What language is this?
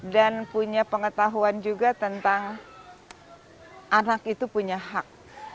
Indonesian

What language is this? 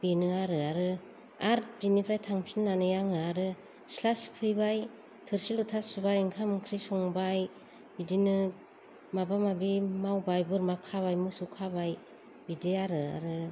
Bodo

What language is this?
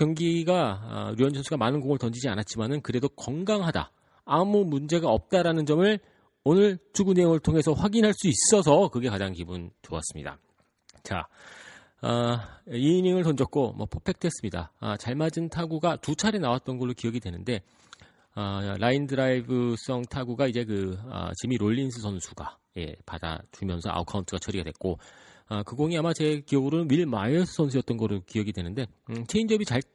Korean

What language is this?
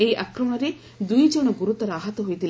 Odia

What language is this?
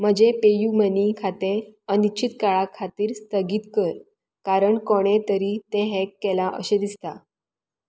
Konkani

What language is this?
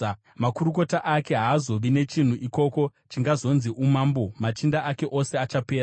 Shona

